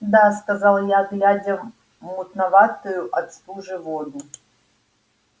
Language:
Russian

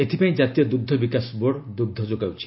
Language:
Odia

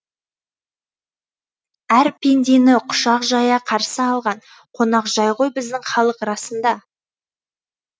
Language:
Kazakh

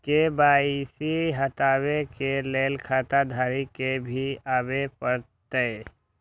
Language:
Maithili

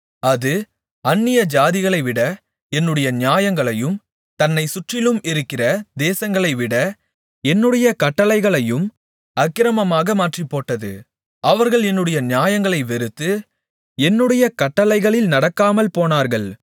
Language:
Tamil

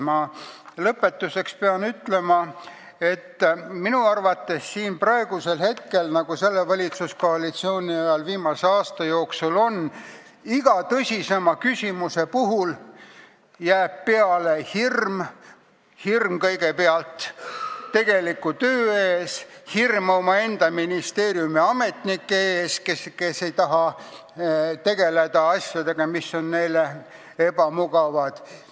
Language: Estonian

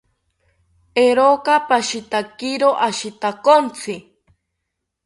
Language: South Ucayali Ashéninka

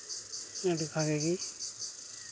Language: Santali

